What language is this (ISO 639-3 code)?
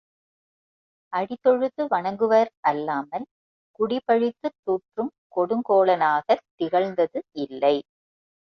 tam